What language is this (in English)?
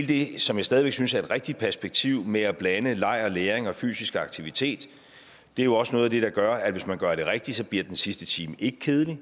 Danish